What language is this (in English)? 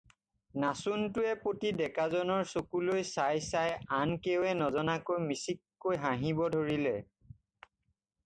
Assamese